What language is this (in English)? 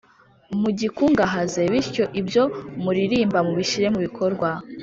Kinyarwanda